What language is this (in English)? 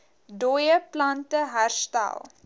Afrikaans